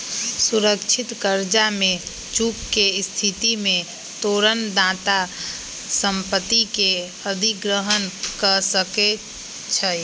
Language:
Magahi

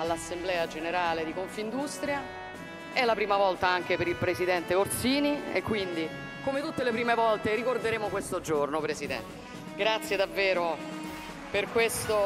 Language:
Italian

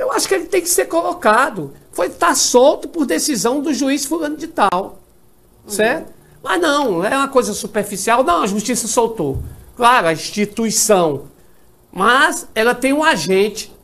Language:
Portuguese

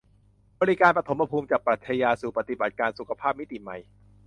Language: Thai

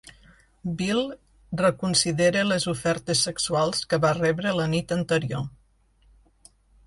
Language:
Catalan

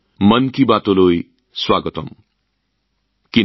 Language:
Assamese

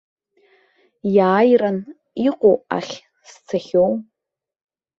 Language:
Abkhazian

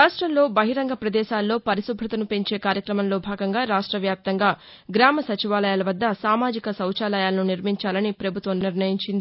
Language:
Telugu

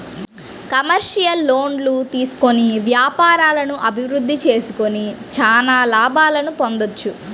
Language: Telugu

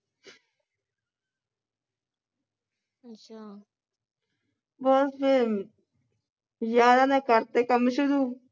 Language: Punjabi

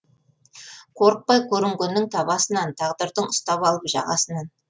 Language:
Kazakh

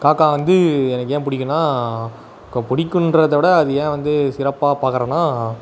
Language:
Tamil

